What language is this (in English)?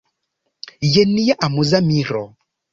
Esperanto